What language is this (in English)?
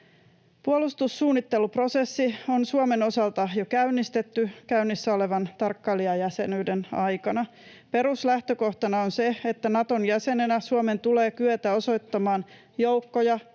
Finnish